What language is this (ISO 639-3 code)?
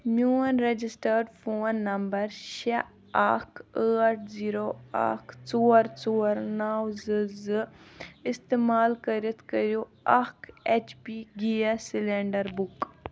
kas